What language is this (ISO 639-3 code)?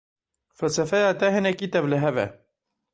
kur